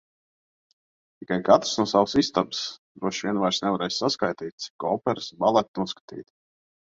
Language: Latvian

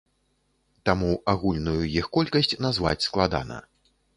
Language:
Belarusian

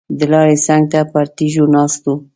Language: Pashto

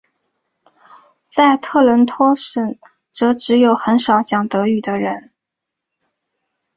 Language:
Chinese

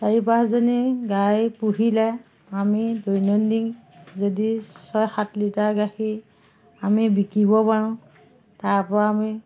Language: Assamese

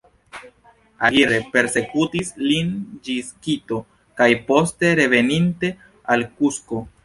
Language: Esperanto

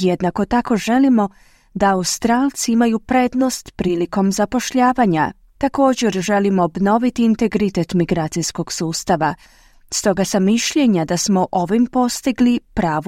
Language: Croatian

